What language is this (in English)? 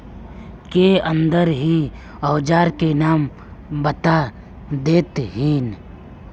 Magahi